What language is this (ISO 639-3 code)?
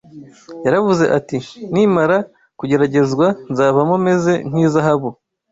kin